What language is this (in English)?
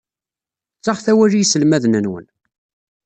Kabyle